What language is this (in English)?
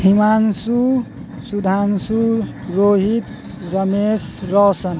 Maithili